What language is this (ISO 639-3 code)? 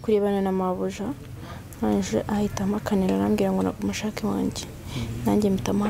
fra